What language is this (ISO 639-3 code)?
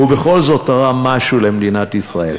heb